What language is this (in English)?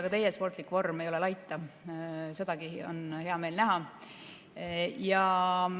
Estonian